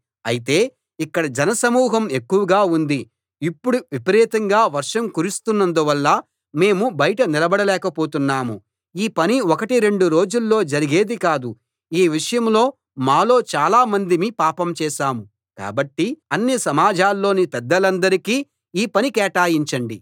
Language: Telugu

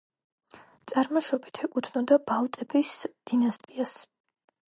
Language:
Georgian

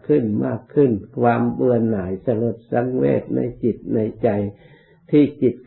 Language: Thai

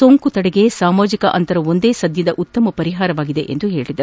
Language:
Kannada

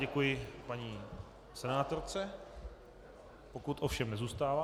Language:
Czech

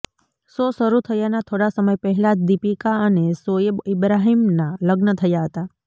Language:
Gujarati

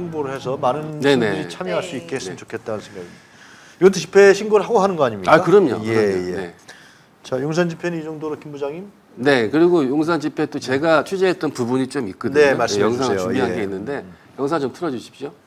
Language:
Korean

